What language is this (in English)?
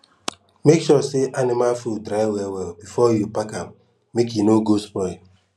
Nigerian Pidgin